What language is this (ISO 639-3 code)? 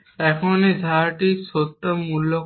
ben